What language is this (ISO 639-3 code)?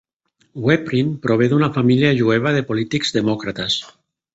cat